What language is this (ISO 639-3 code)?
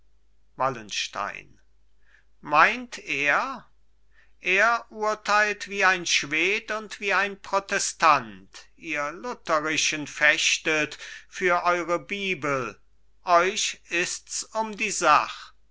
deu